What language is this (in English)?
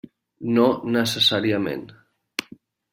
Catalan